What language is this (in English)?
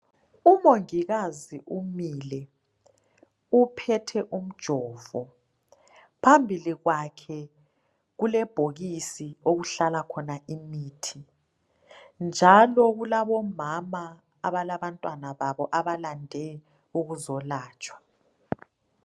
North Ndebele